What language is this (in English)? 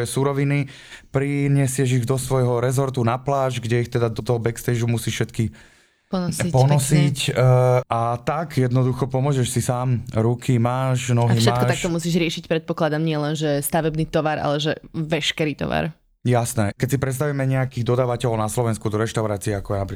Slovak